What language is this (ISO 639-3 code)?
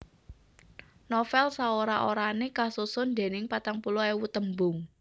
jav